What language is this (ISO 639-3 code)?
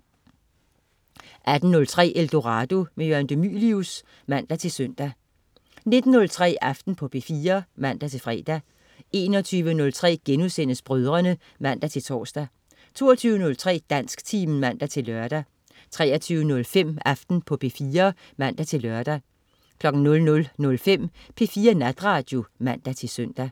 dan